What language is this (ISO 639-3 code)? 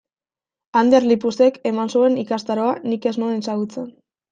eus